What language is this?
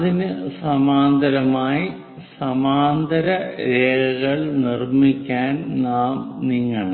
Malayalam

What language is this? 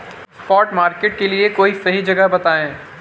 Hindi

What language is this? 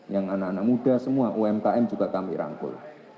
Indonesian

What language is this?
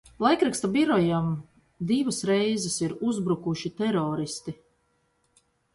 Latvian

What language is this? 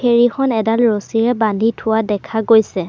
Assamese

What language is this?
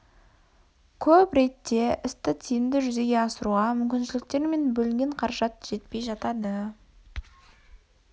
Kazakh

